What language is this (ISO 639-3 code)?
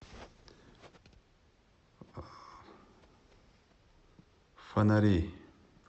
rus